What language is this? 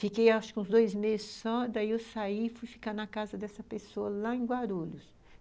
Portuguese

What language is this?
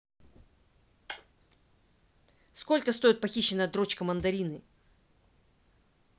Russian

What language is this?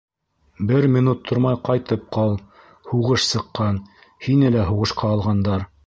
Bashkir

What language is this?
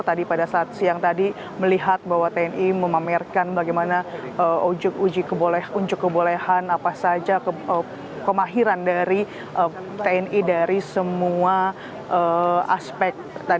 Indonesian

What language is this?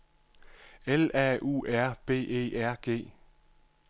Danish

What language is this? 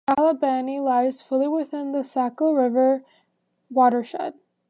English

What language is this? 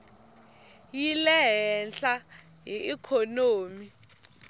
Tsonga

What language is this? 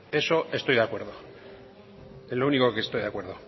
Spanish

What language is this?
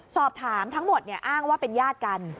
Thai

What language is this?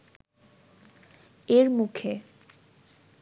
Bangla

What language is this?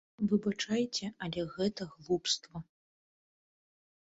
Belarusian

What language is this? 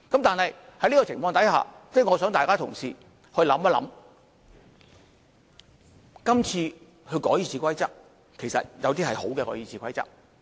Cantonese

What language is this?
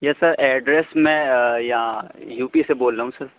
Urdu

